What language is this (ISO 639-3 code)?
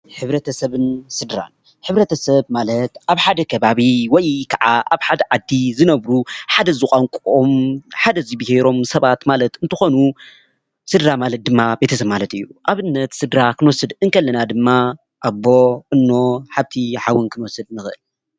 tir